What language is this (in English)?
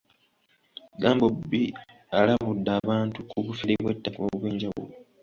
Ganda